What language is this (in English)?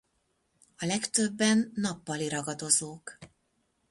Hungarian